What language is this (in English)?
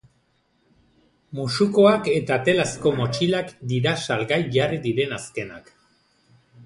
Basque